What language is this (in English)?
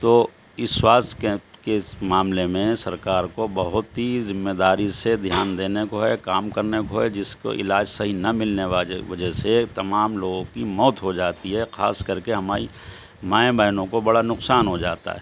Urdu